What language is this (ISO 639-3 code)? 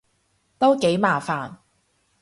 yue